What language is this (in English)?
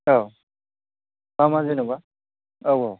Bodo